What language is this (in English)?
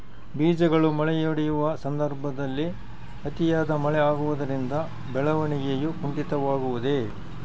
Kannada